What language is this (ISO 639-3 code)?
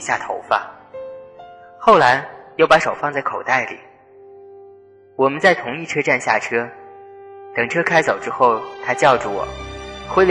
zho